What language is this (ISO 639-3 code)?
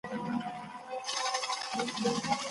pus